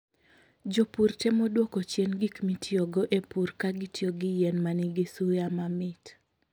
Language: Luo (Kenya and Tanzania)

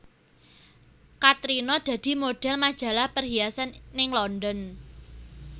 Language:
Javanese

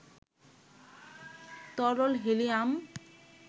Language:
Bangla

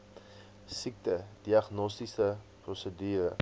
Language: Afrikaans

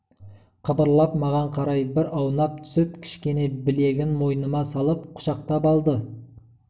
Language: Kazakh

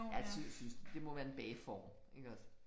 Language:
Danish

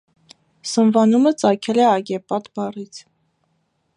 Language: Armenian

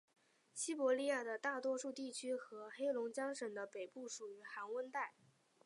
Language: Chinese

